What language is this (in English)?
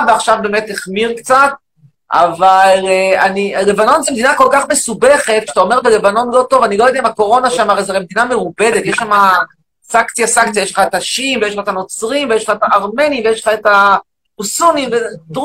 Hebrew